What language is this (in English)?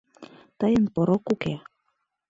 Mari